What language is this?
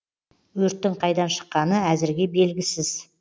Kazakh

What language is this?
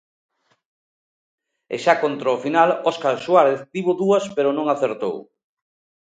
Galician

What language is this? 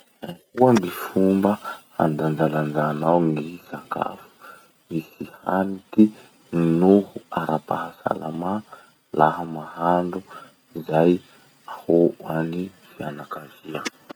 Masikoro Malagasy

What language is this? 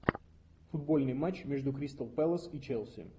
Russian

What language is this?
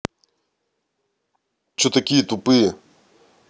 Russian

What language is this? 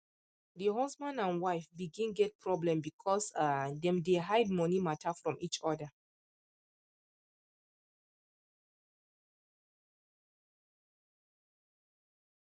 Nigerian Pidgin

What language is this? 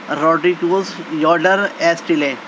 Urdu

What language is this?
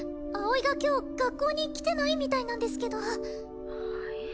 Japanese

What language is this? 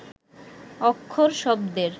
Bangla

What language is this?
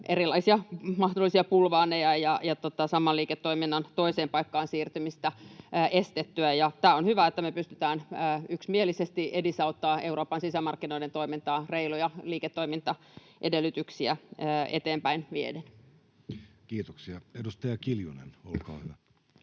Finnish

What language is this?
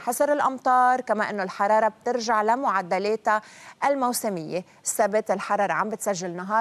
Arabic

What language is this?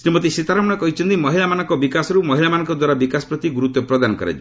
Odia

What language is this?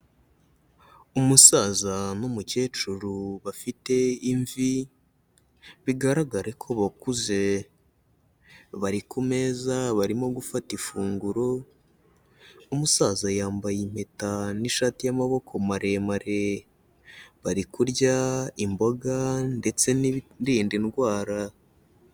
Kinyarwanda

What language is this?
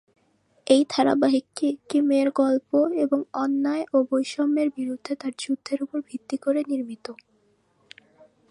Bangla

